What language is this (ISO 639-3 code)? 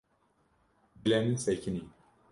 kur